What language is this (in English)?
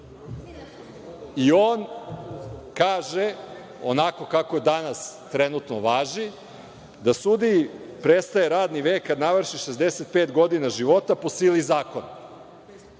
Serbian